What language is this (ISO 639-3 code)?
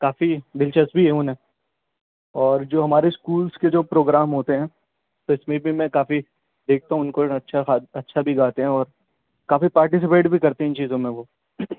urd